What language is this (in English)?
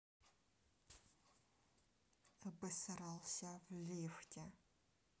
Russian